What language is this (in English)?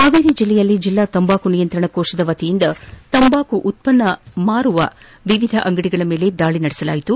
Kannada